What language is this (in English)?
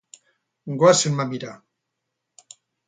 Basque